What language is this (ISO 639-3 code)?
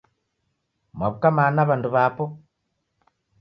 dav